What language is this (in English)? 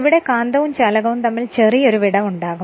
Malayalam